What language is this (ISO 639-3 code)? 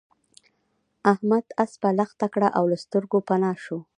pus